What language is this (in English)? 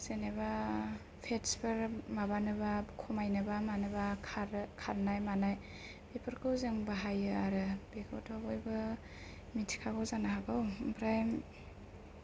Bodo